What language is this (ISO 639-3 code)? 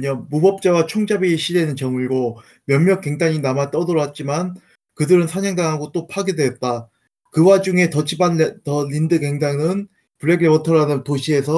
kor